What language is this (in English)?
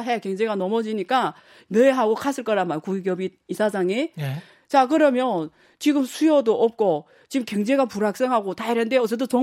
Korean